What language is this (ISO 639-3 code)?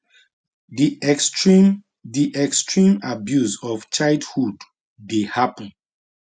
pcm